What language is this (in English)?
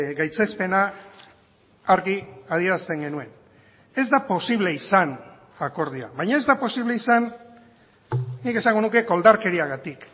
Basque